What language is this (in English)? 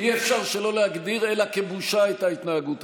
Hebrew